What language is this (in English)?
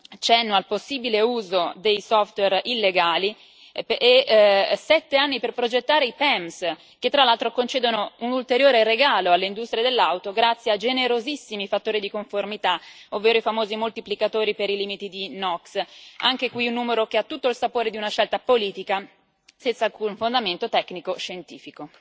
Italian